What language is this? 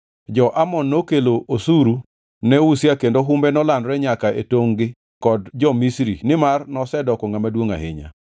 Luo (Kenya and Tanzania)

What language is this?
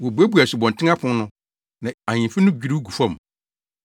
Akan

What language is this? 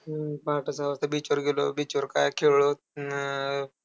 Marathi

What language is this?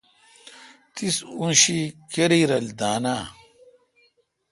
Kalkoti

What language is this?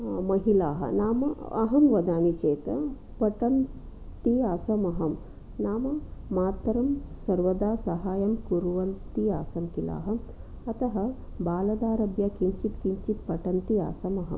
Sanskrit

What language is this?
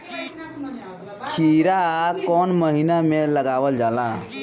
Bhojpuri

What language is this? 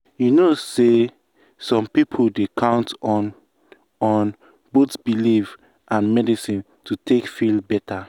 Nigerian Pidgin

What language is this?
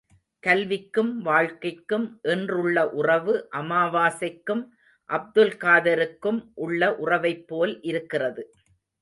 Tamil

